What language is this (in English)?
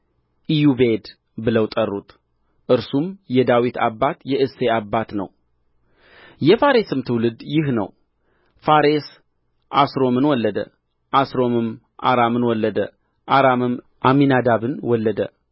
Amharic